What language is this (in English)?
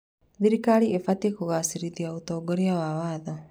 Kikuyu